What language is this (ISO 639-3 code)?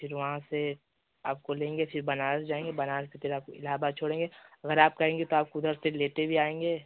hin